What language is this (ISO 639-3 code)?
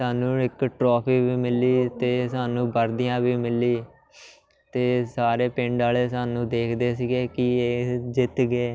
pan